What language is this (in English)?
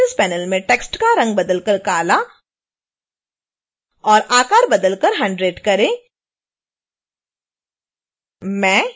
Hindi